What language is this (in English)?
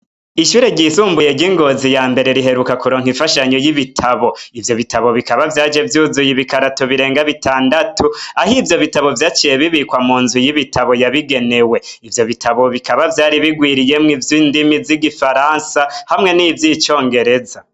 Rundi